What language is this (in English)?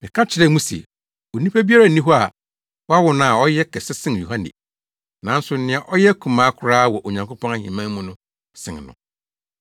Akan